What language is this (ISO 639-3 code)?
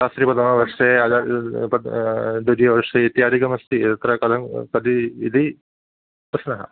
san